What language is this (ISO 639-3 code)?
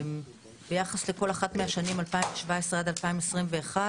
heb